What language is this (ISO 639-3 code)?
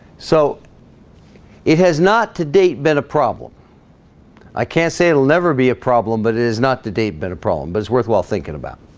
eng